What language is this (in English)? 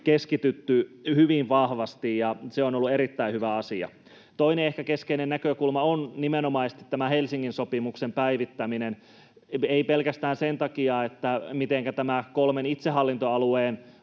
Finnish